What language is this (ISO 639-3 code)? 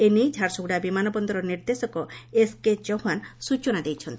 ori